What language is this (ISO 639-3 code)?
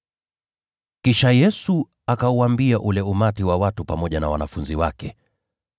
swa